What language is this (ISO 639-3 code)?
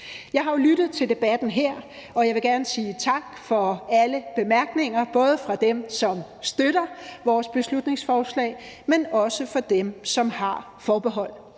dan